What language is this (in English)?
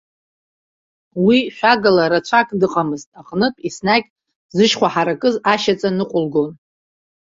Abkhazian